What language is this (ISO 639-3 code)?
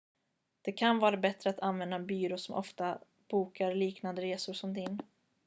swe